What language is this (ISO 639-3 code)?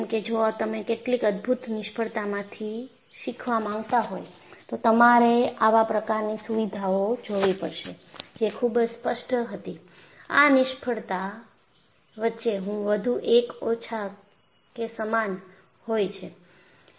guj